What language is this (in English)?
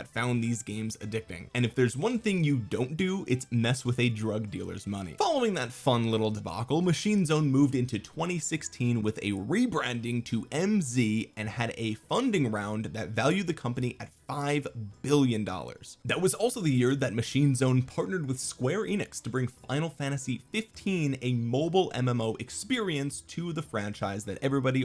English